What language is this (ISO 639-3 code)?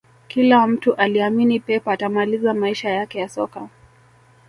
swa